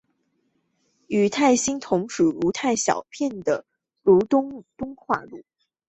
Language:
Chinese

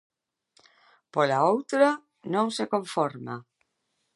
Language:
Galician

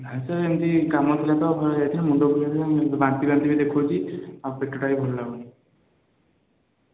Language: Odia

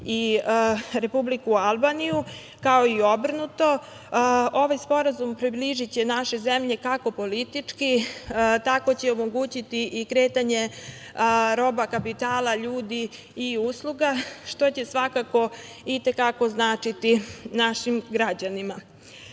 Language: Serbian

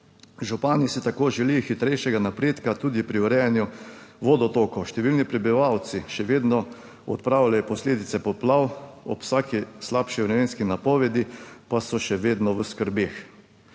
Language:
Slovenian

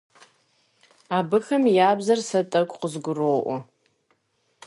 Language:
Kabardian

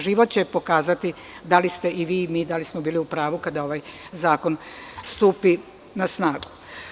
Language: Serbian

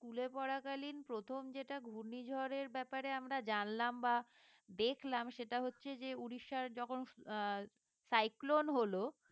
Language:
Bangla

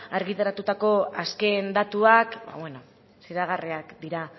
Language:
Basque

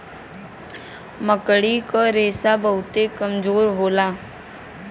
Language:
Bhojpuri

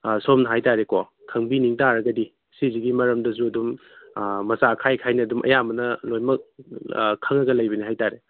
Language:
Manipuri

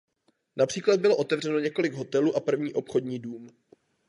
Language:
Czech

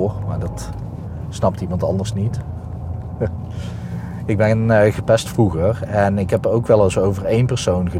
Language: Dutch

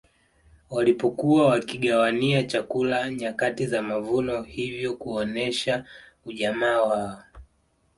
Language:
Swahili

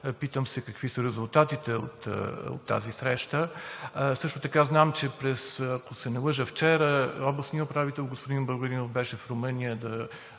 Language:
Bulgarian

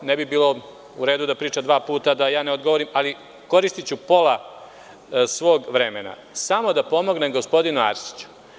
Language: Serbian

